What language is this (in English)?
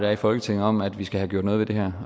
Danish